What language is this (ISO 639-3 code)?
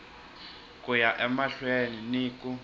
tso